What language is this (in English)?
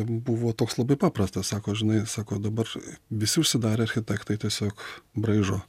Lithuanian